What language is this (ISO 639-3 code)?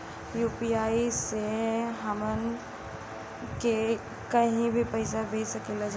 bho